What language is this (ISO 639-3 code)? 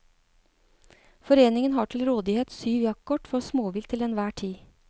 nor